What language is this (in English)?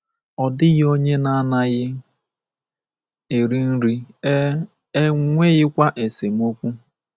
Igbo